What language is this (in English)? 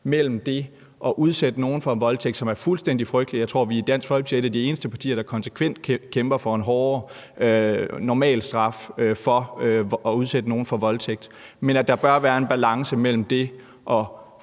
Danish